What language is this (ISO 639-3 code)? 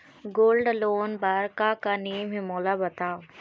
hne